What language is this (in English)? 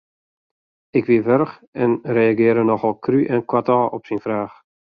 Western Frisian